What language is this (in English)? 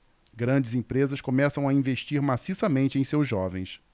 Portuguese